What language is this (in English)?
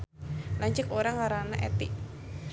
Sundanese